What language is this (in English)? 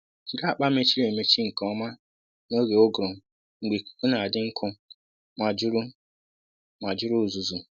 Igbo